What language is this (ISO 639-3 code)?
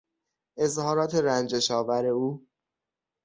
fas